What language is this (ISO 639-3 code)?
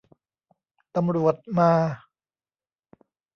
tha